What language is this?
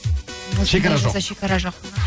Kazakh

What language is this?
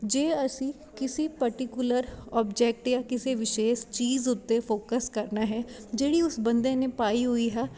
Punjabi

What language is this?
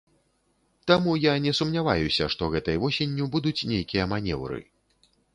Belarusian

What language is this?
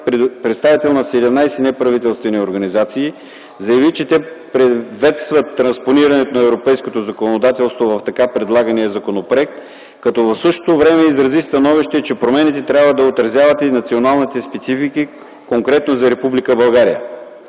Bulgarian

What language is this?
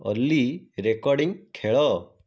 Odia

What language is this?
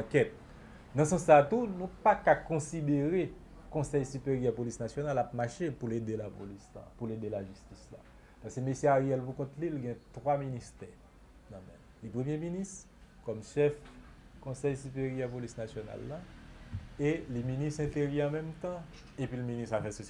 French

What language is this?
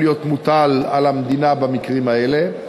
Hebrew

